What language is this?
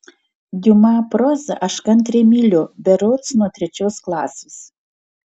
Lithuanian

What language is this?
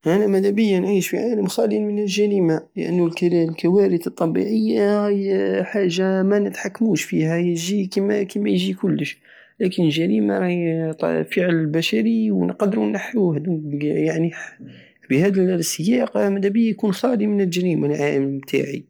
Algerian Saharan Arabic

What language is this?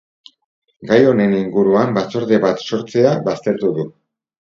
Basque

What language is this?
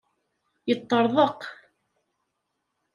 Kabyle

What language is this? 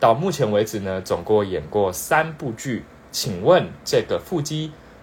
Chinese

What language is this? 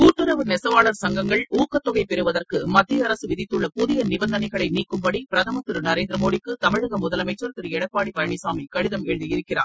Tamil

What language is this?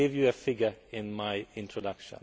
English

